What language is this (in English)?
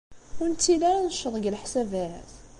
Kabyle